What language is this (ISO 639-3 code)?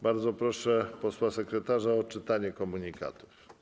pol